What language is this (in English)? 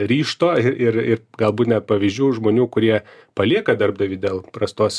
Lithuanian